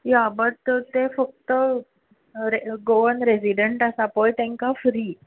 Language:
Konkani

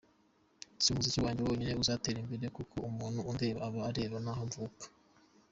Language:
Kinyarwanda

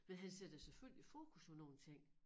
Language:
Danish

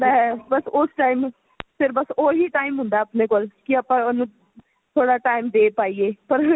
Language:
Punjabi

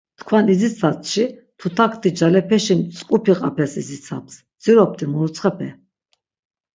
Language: Laz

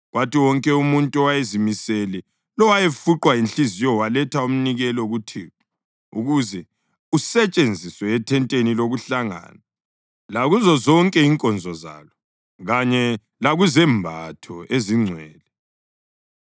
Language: North Ndebele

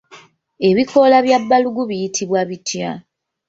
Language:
Ganda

